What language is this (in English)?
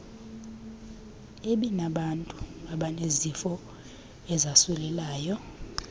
Xhosa